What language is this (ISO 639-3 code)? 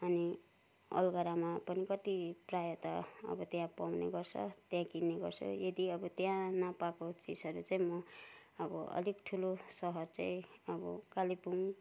nep